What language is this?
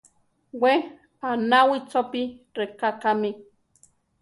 Central Tarahumara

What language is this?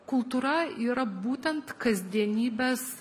Lithuanian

